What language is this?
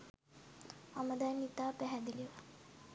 Sinhala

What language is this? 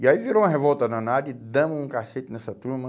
Portuguese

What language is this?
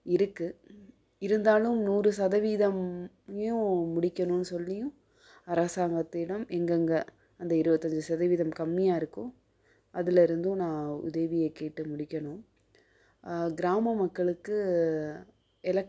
Tamil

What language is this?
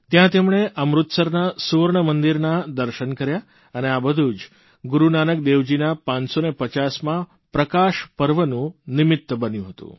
Gujarati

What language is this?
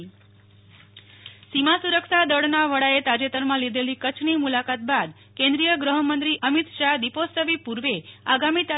Gujarati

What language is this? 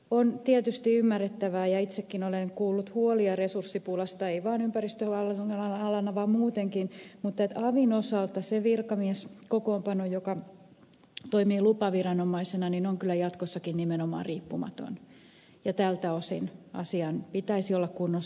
Finnish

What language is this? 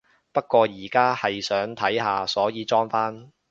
Cantonese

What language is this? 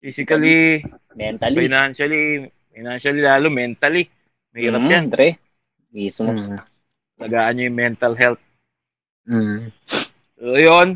Filipino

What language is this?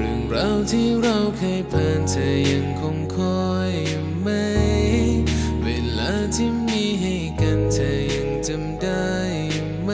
Thai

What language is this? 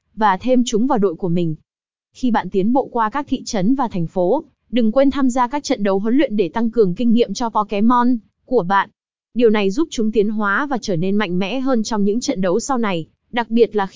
Vietnamese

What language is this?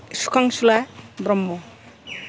Bodo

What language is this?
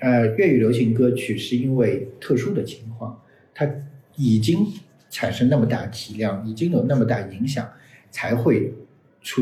Chinese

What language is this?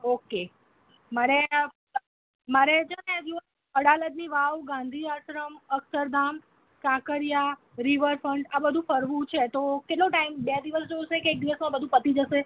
Gujarati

